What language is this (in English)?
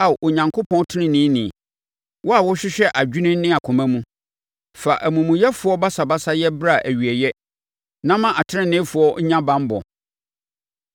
Akan